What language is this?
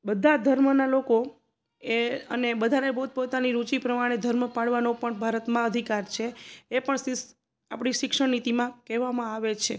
Gujarati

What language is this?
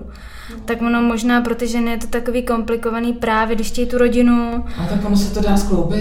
Czech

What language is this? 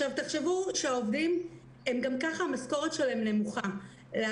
Hebrew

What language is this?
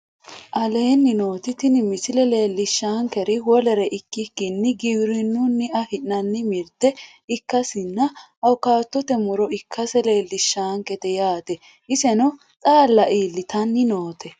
Sidamo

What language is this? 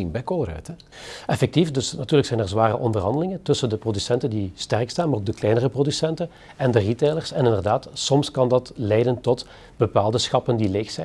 Dutch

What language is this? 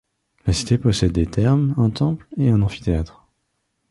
French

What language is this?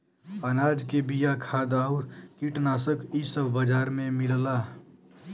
Bhojpuri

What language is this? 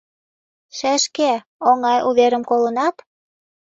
Mari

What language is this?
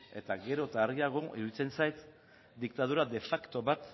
Basque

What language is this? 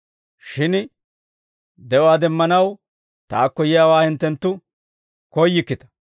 Dawro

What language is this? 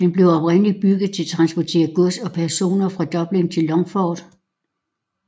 Danish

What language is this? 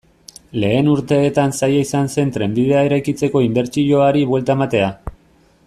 Basque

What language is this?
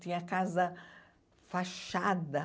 Portuguese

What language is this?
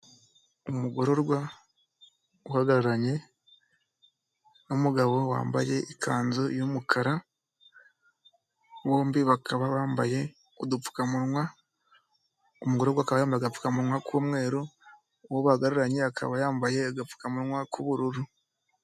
Kinyarwanda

